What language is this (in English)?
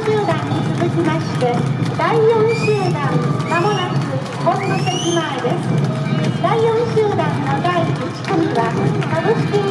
Japanese